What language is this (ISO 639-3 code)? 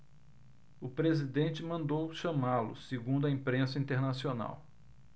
por